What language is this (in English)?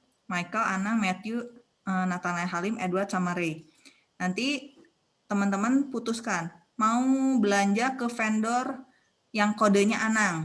Indonesian